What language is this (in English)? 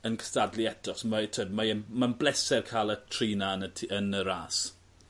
Welsh